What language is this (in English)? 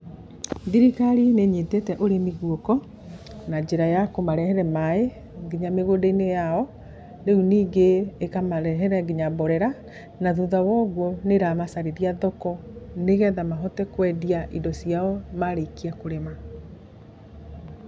Kikuyu